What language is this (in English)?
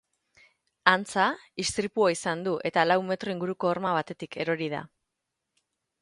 Basque